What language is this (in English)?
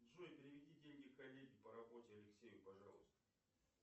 Russian